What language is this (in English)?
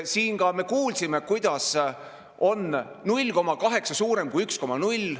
Estonian